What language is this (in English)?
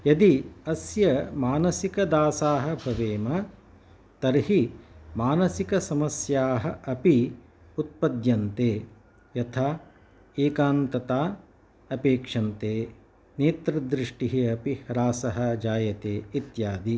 Sanskrit